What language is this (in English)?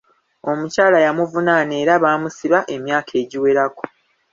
Ganda